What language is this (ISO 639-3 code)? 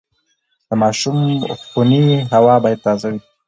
pus